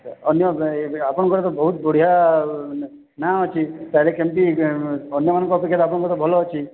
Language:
Odia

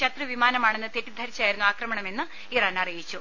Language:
Malayalam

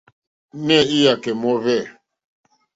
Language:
Mokpwe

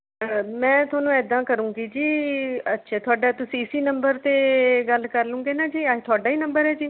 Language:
Punjabi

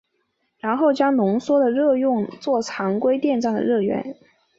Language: Chinese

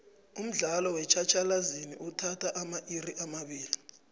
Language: South Ndebele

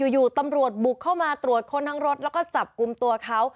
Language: Thai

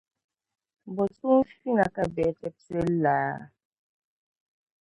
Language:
Dagbani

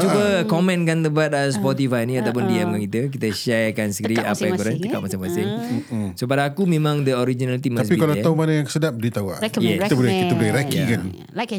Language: Malay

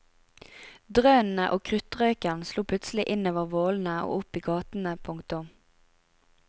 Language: Norwegian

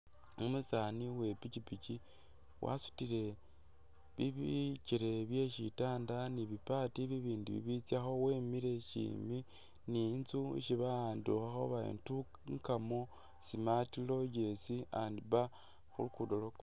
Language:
Masaaba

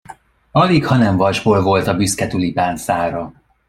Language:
Hungarian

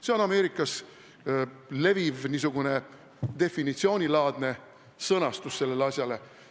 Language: Estonian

